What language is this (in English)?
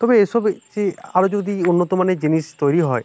Bangla